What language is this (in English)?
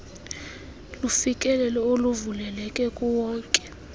Xhosa